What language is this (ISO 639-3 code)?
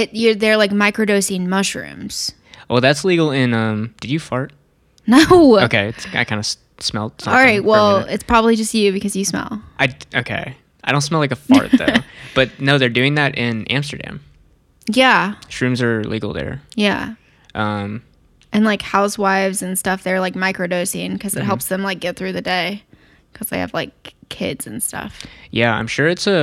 eng